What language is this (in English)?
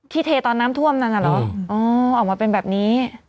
Thai